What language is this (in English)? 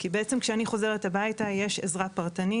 Hebrew